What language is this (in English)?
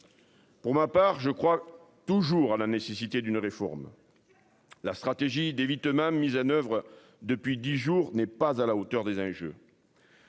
French